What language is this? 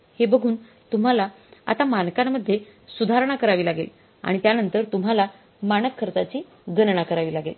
Marathi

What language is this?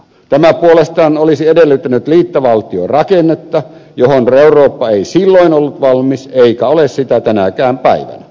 Finnish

